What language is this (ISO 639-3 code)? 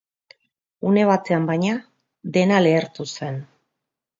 eus